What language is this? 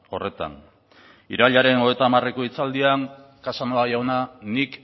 Basque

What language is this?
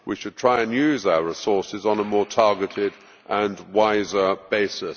English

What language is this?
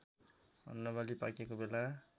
Nepali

